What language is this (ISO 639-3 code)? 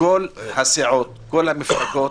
heb